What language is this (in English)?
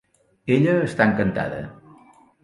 Catalan